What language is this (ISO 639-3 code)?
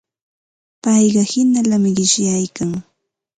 qva